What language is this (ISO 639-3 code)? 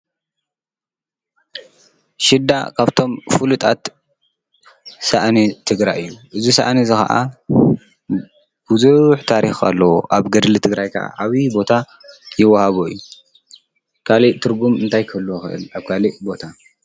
tir